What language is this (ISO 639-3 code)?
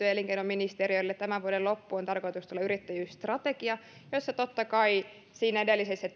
fin